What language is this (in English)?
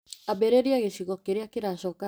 Kikuyu